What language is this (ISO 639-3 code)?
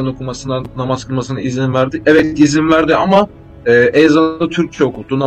tur